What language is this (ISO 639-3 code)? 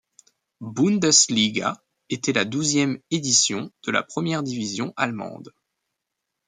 fra